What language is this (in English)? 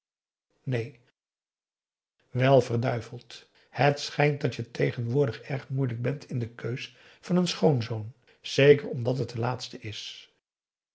Dutch